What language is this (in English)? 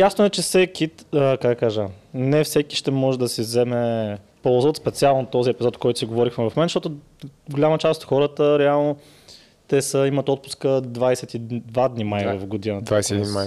Bulgarian